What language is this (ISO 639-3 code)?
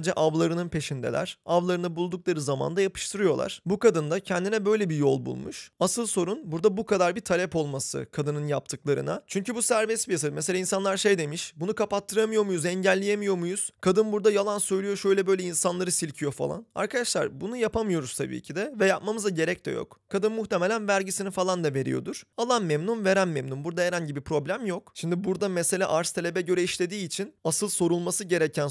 tur